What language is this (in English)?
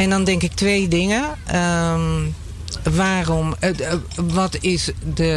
Dutch